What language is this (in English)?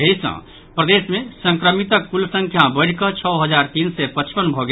Maithili